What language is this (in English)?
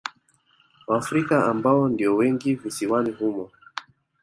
Swahili